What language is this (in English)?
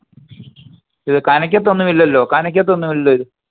Malayalam